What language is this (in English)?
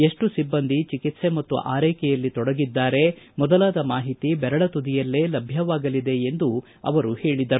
Kannada